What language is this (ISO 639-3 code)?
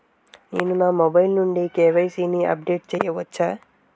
tel